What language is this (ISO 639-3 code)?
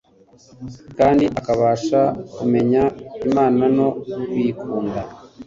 kin